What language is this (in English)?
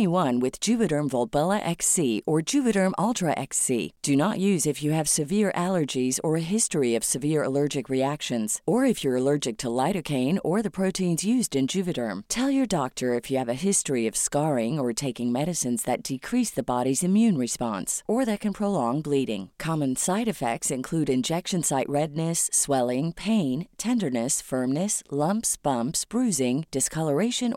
Arabic